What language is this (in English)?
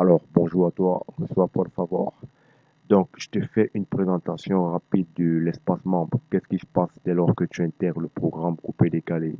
French